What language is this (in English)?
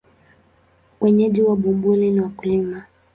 Swahili